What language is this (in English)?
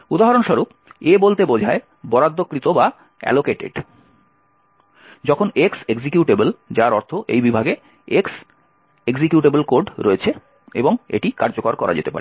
Bangla